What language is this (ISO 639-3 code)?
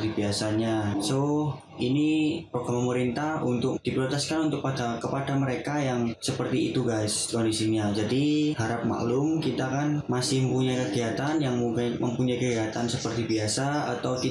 ind